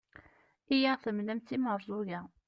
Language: Kabyle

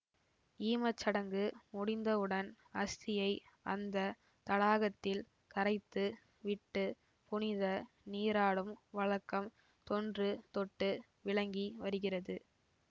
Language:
Tamil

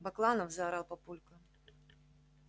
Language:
Russian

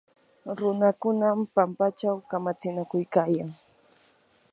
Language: Yanahuanca Pasco Quechua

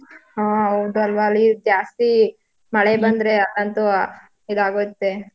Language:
Kannada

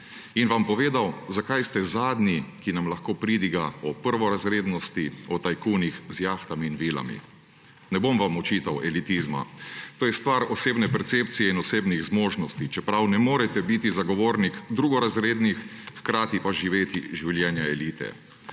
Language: Slovenian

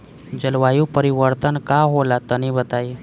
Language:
Bhojpuri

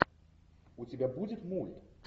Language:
Russian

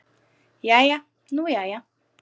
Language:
Icelandic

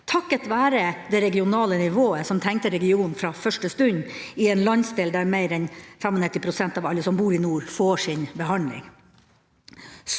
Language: Norwegian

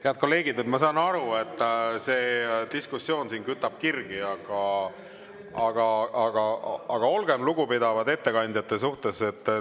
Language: Estonian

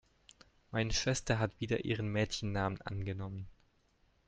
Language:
German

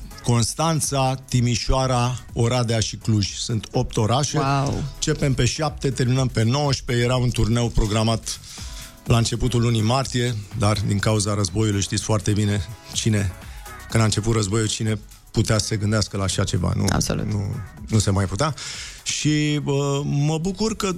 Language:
Romanian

